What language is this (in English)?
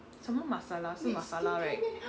English